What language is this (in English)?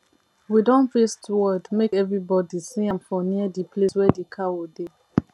Nigerian Pidgin